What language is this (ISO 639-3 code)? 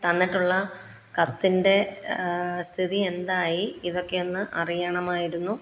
mal